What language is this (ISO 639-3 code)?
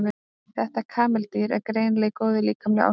isl